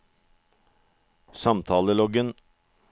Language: Norwegian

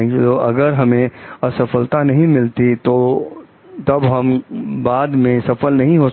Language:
Hindi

